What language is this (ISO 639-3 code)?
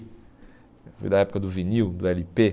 por